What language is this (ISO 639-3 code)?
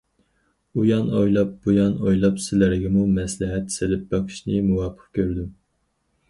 uig